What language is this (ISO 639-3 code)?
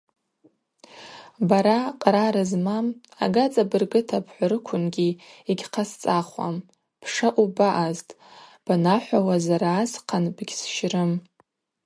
abq